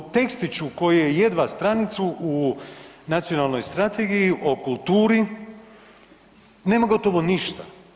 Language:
Croatian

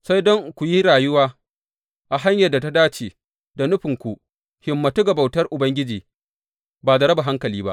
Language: Hausa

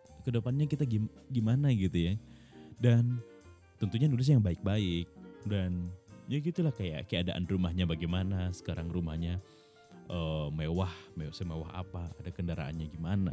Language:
Indonesian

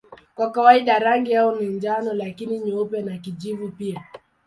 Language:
Swahili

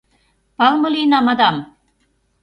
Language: Mari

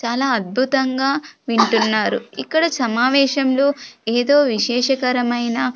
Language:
Telugu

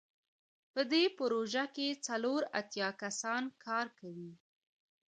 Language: Pashto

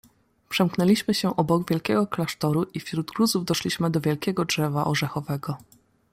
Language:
Polish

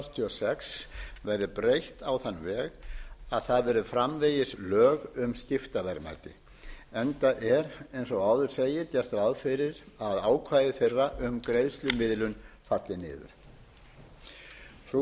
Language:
Icelandic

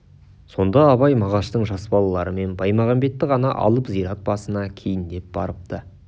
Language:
Kazakh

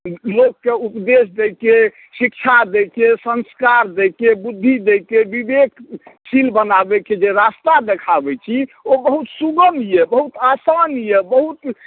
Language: Maithili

